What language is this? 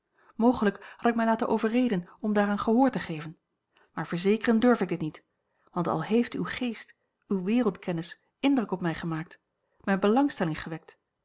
Dutch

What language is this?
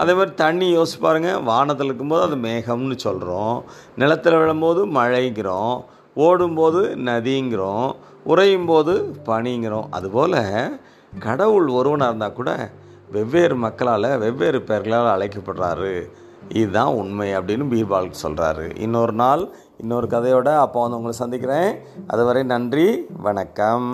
Tamil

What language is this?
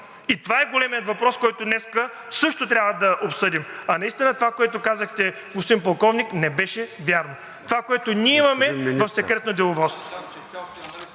Bulgarian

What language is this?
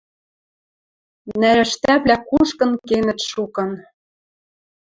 Western Mari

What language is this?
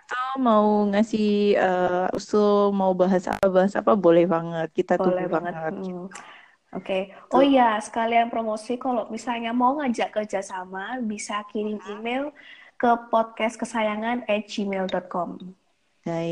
Indonesian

